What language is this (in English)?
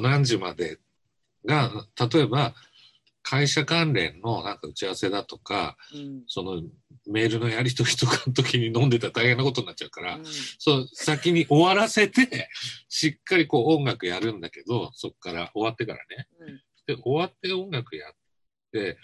Japanese